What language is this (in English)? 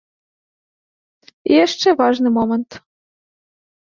Belarusian